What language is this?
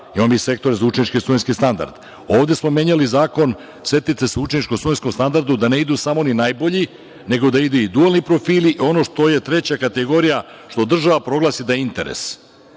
Serbian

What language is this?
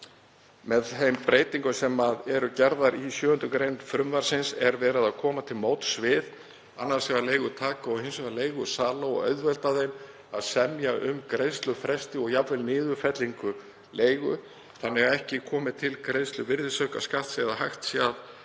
Icelandic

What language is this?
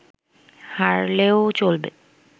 Bangla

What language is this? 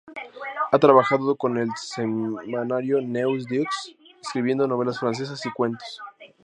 Spanish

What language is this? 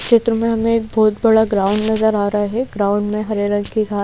Hindi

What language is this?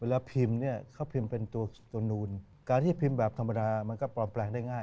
Thai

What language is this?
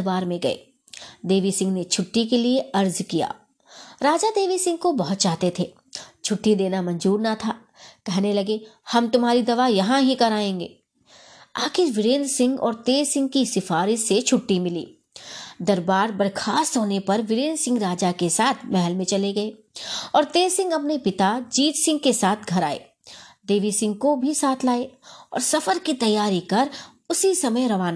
Hindi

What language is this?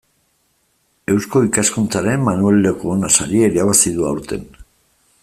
Basque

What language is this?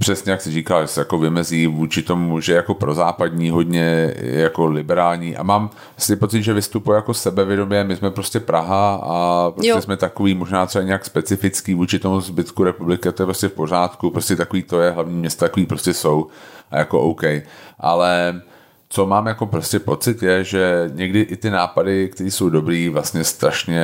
Czech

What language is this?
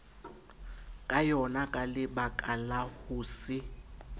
Southern Sotho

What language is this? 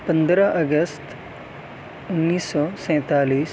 Urdu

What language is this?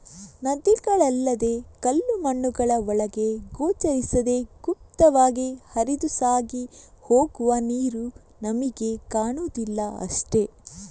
Kannada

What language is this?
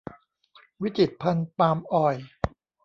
Thai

